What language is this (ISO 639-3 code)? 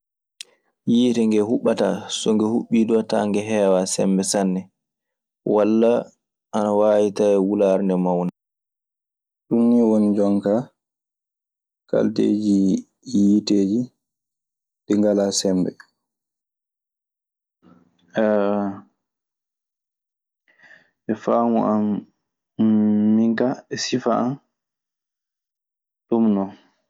ffm